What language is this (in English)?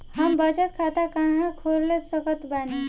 Bhojpuri